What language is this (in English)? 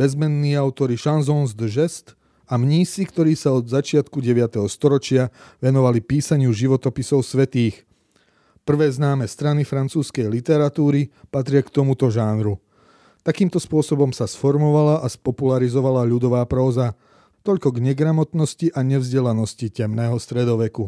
Slovak